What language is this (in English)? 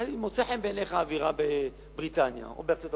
Hebrew